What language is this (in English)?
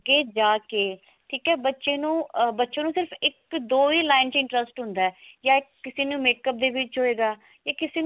Punjabi